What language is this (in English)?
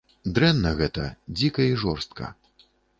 Belarusian